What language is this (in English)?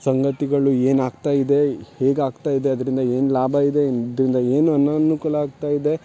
Kannada